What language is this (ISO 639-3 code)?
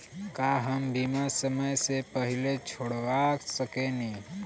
bho